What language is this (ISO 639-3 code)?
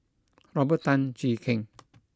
eng